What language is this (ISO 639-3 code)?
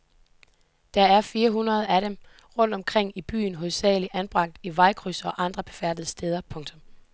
dan